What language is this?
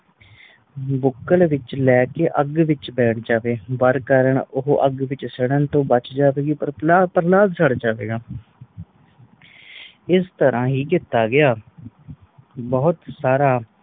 Punjabi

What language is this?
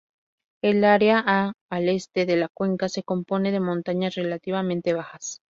Spanish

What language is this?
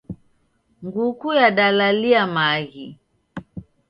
Taita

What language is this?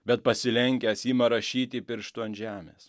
Lithuanian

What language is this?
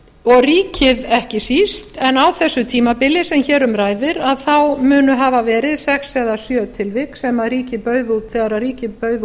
Icelandic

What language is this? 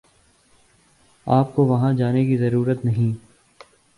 Urdu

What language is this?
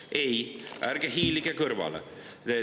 Estonian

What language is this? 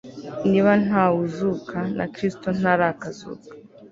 Kinyarwanda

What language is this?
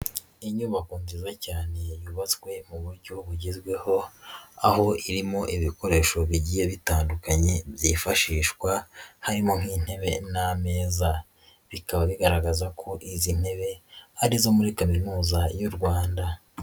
Kinyarwanda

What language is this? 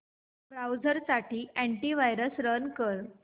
Marathi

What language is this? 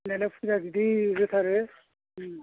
Bodo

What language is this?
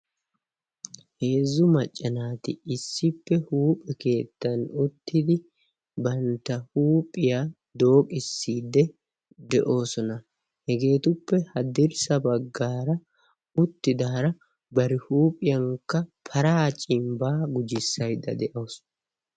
Wolaytta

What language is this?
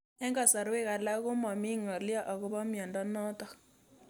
Kalenjin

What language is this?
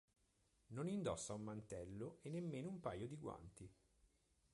Italian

